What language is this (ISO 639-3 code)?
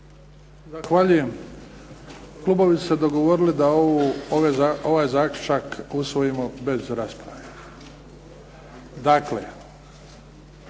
hrv